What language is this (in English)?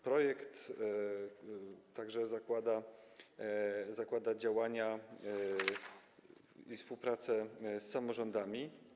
Polish